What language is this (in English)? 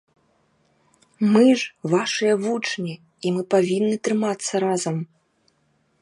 Belarusian